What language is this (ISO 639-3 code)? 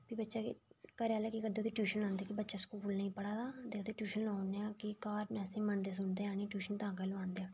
doi